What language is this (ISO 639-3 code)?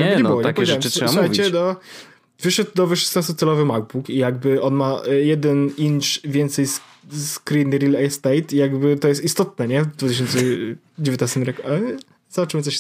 pol